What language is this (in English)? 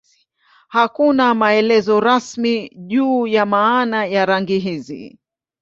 Swahili